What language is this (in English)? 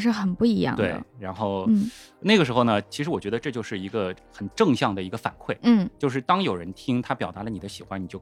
Chinese